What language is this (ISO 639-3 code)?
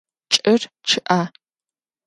ady